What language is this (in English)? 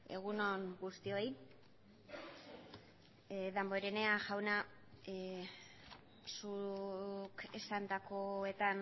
Basque